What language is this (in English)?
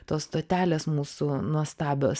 Lithuanian